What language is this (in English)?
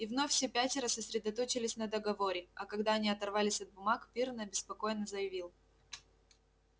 Russian